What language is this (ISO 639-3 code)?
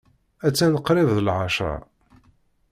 kab